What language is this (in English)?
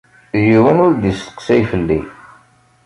Kabyle